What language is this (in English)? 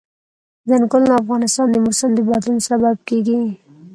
Pashto